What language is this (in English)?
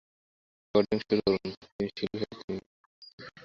Bangla